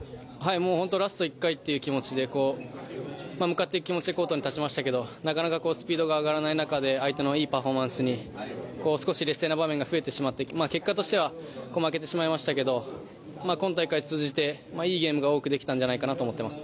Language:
Japanese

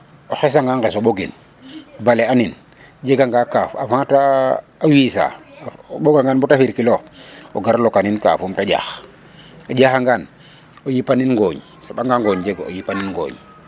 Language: Serer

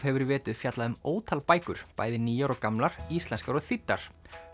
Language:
Icelandic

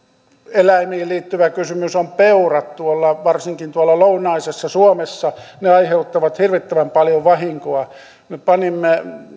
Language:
Finnish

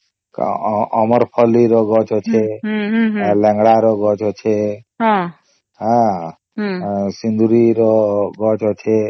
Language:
Odia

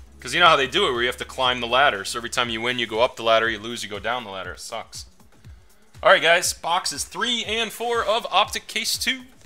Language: English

